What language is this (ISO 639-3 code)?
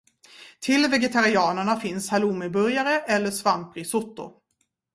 swe